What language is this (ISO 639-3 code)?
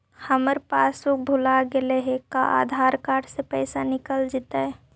mag